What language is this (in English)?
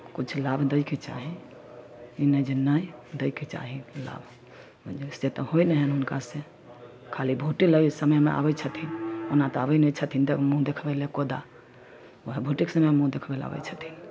Maithili